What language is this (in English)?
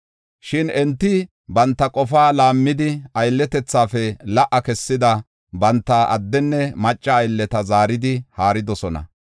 Gofa